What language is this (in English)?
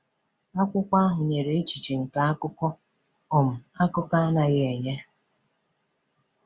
Igbo